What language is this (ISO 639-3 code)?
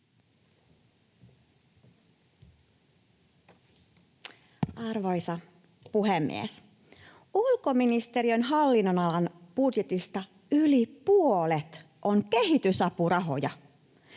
fin